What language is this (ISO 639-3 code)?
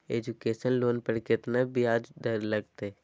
mag